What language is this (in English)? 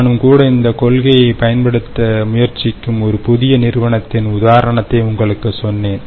Tamil